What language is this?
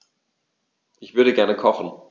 German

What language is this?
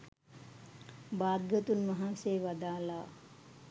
Sinhala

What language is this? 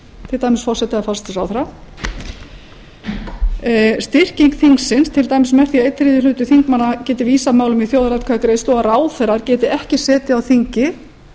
Icelandic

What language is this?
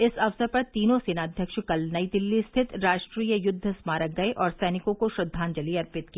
Hindi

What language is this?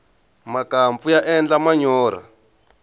Tsonga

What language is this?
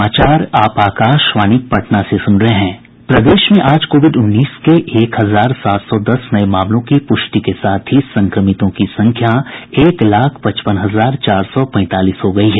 Hindi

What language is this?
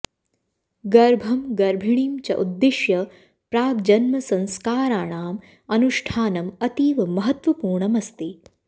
Sanskrit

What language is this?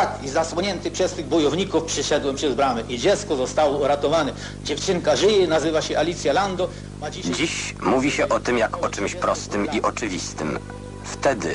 Polish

